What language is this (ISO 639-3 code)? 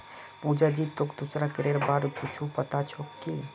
mag